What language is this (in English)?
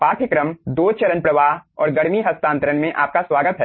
Hindi